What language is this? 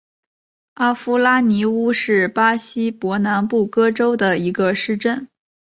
Chinese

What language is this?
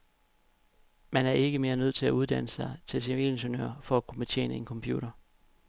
Danish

